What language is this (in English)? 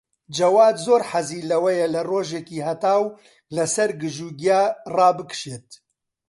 Central Kurdish